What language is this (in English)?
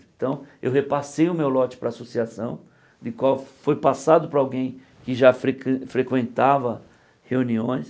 Portuguese